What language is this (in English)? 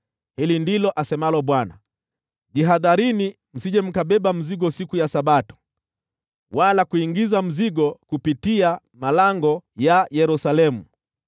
Swahili